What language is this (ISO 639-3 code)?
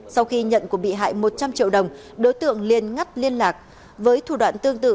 vie